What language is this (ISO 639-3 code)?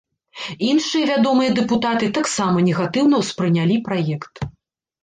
bel